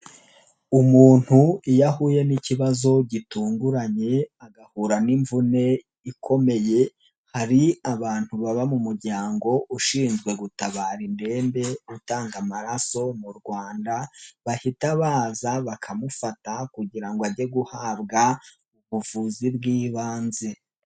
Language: Kinyarwanda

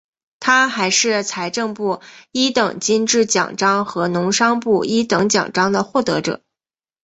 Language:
Chinese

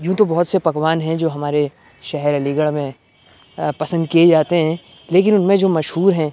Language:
Urdu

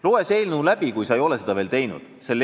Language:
Estonian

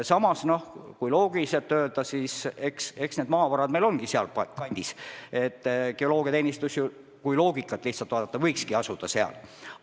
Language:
Estonian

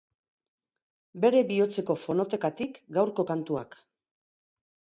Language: Basque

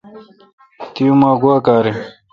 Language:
Kalkoti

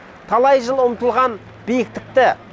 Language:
Kazakh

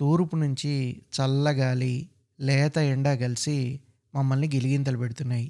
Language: Telugu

